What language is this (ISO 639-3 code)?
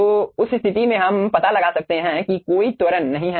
hin